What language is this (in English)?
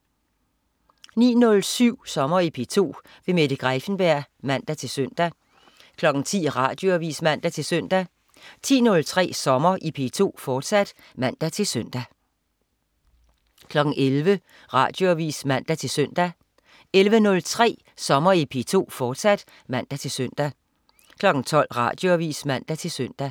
Danish